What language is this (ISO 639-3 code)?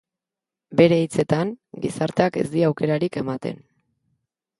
eus